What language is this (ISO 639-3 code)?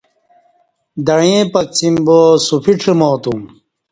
bsh